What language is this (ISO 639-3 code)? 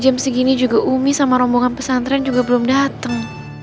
ind